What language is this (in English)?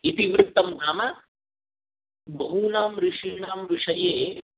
Sanskrit